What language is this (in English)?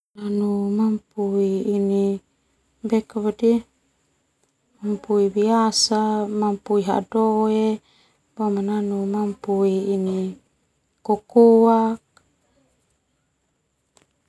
Termanu